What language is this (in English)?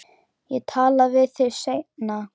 Icelandic